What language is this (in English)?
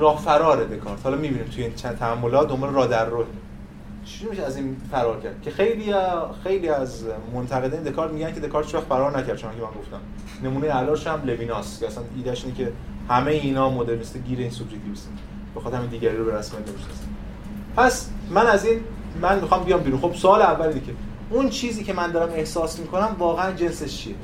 Persian